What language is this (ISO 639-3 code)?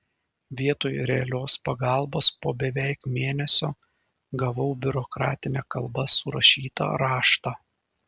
lit